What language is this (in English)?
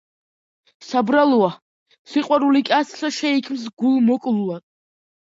Georgian